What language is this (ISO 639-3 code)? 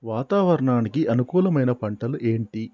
tel